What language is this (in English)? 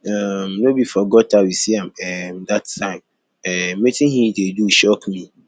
Nigerian Pidgin